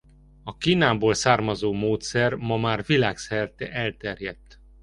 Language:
Hungarian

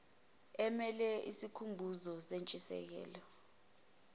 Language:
Zulu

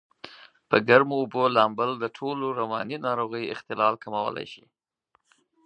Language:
Pashto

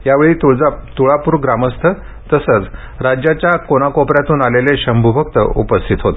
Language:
Marathi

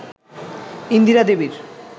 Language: Bangla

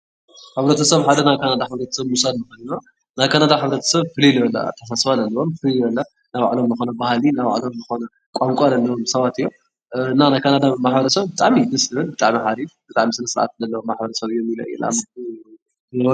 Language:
Tigrinya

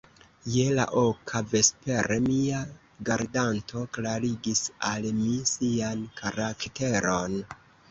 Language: Esperanto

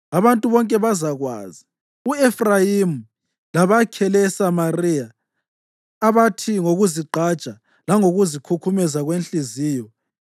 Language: North Ndebele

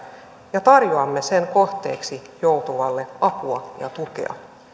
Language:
Finnish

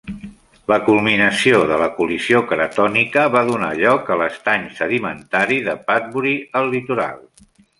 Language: Catalan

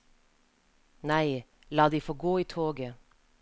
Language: Norwegian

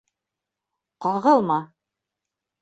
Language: Bashkir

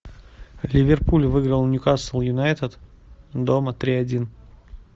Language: Russian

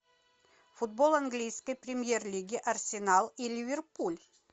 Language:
Russian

